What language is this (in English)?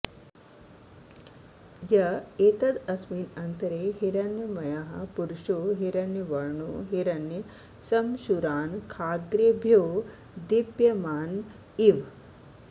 Sanskrit